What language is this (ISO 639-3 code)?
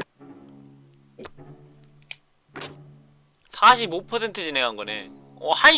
kor